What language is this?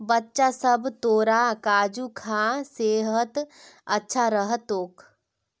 Magahi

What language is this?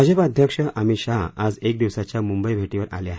Marathi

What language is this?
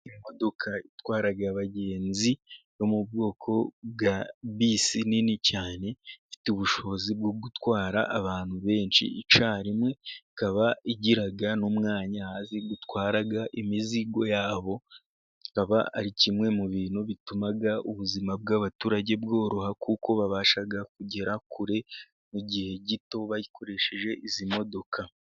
Kinyarwanda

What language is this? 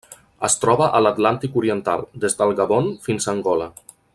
Catalan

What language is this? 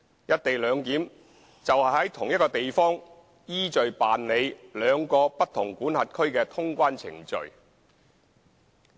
Cantonese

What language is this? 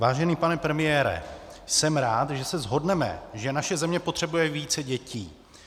Czech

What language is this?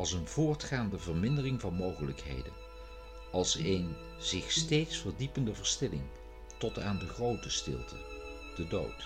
Dutch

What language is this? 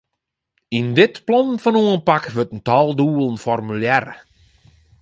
Western Frisian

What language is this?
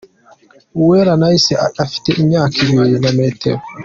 Kinyarwanda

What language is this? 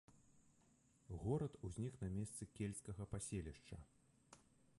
Belarusian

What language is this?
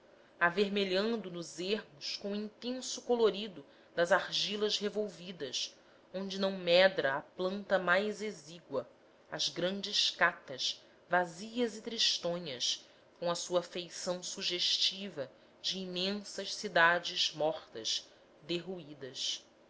Portuguese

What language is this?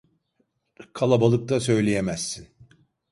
Turkish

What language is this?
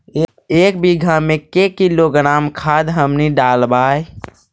Magahi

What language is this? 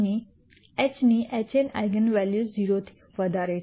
Gujarati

